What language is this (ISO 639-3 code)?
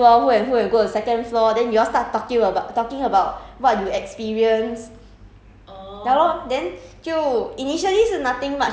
eng